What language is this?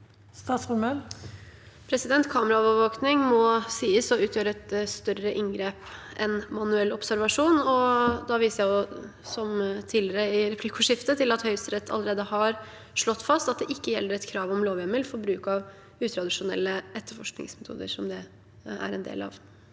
Norwegian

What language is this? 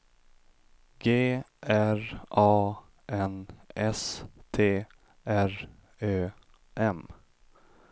Swedish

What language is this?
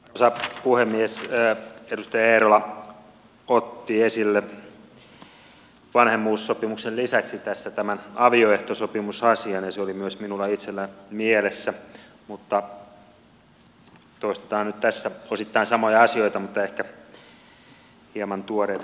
Finnish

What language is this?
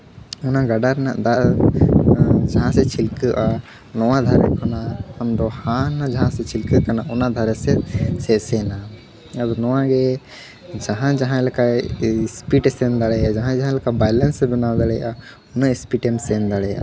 Santali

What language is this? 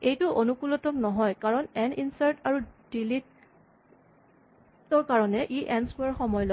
Assamese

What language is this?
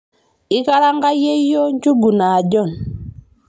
Masai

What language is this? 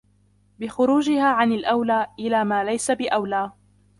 Arabic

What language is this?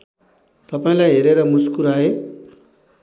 Nepali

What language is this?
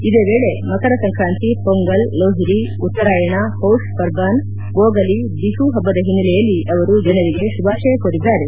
Kannada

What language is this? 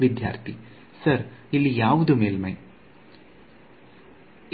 Kannada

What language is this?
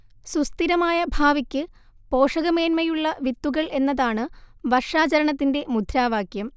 Malayalam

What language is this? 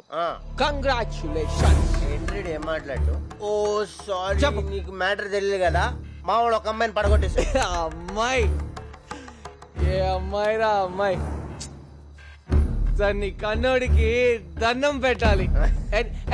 Telugu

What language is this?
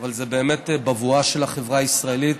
Hebrew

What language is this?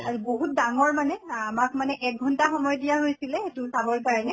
Assamese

